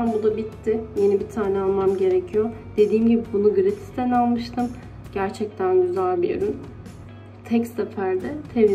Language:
Turkish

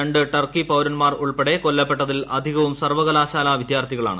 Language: Malayalam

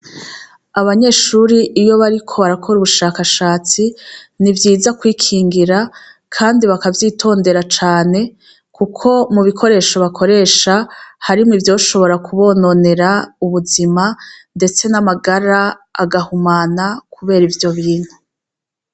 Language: Rundi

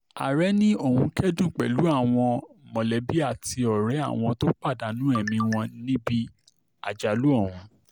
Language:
Yoruba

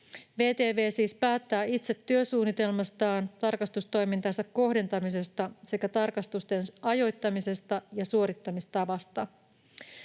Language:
Finnish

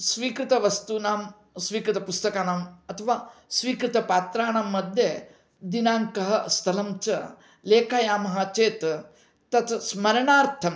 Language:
Sanskrit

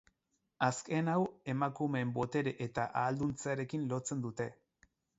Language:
Basque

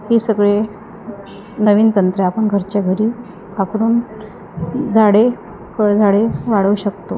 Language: Marathi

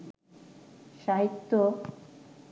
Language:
Bangla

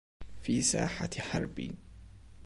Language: Arabic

